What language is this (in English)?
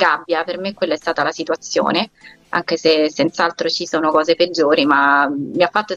Italian